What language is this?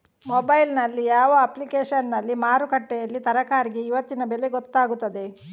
Kannada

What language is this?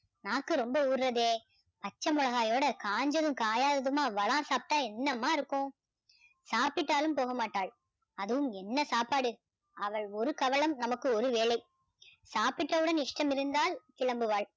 Tamil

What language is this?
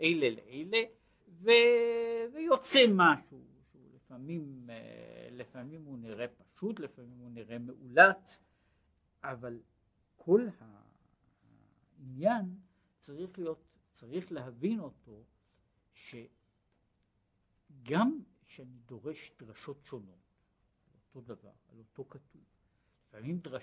Hebrew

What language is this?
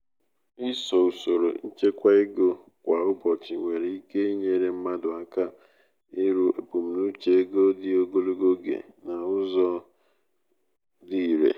Igbo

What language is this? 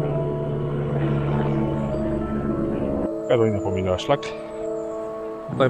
Polish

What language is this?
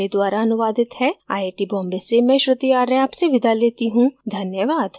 Hindi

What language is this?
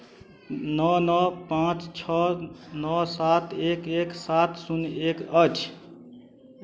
Maithili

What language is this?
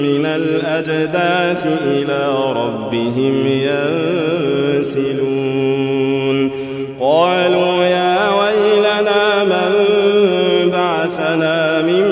Arabic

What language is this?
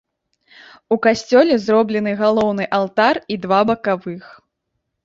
Belarusian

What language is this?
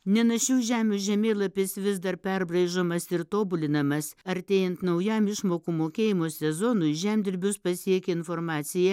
Lithuanian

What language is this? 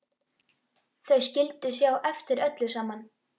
Icelandic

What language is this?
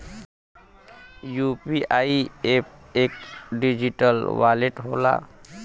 Bhojpuri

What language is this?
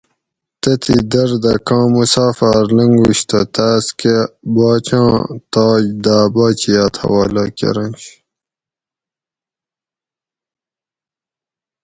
Gawri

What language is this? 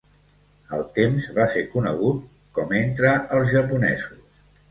Catalan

